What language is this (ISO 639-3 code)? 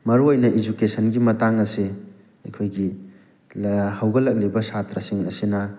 mni